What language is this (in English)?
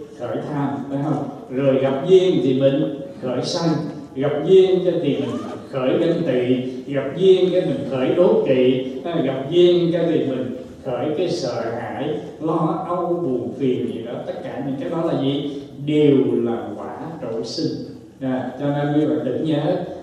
Vietnamese